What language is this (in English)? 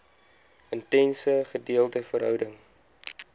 Afrikaans